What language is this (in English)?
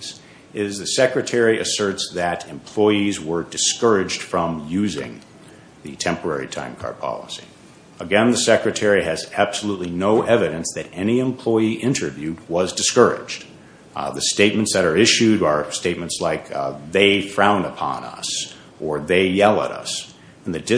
English